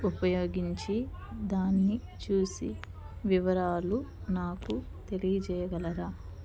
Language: Telugu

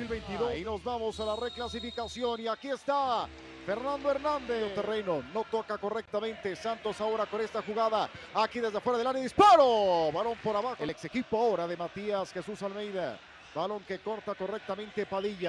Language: Spanish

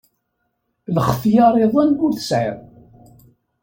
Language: Kabyle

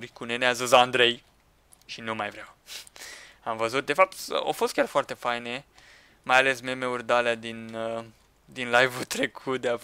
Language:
Romanian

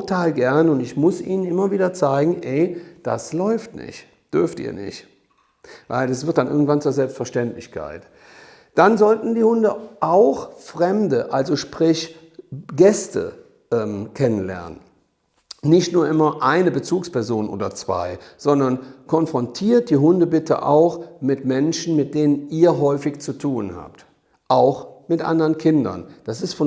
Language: German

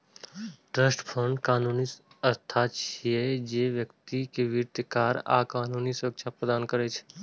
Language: Maithili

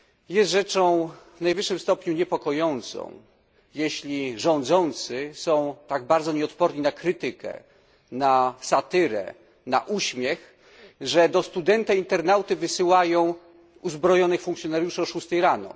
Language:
Polish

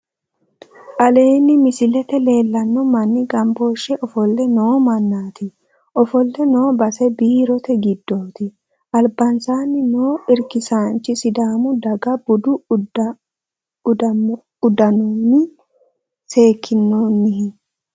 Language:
Sidamo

